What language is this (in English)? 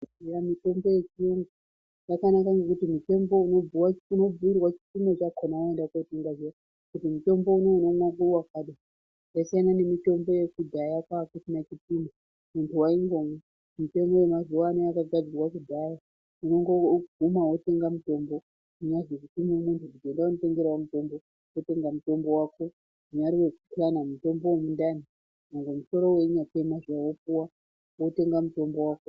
Ndau